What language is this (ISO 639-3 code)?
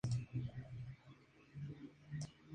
spa